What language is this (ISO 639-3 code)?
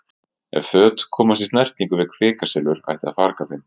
isl